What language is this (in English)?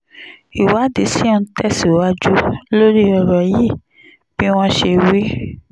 Yoruba